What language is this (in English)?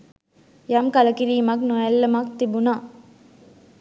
Sinhala